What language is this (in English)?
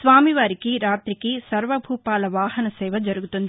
Telugu